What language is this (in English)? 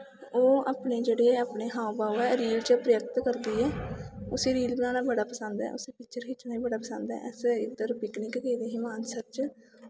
Dogri